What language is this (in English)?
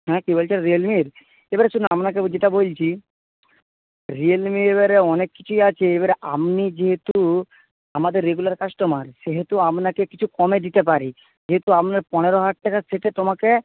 Bangla